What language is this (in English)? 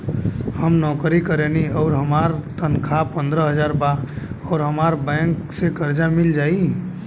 Bhojpuri